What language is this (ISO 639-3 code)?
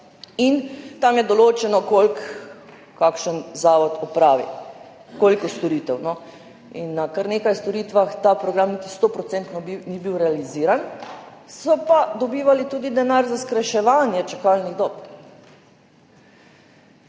slv